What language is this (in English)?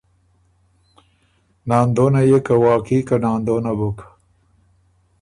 Ormuri